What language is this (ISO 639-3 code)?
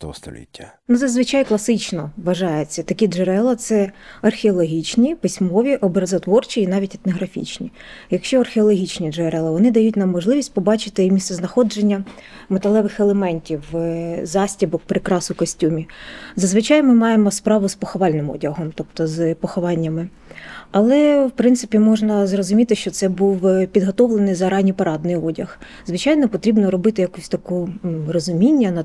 ukr